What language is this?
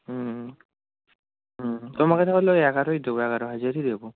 Bangla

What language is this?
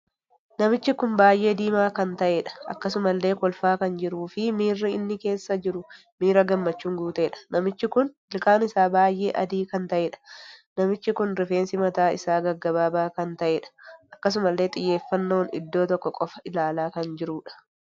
Oromo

